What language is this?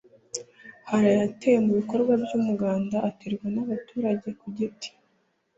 Kinyarwanda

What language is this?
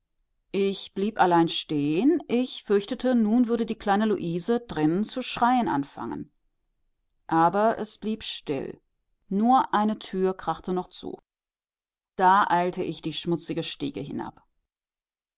German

